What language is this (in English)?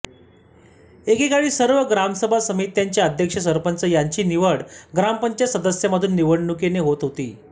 Marathi